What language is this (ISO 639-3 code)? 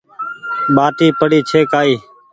gig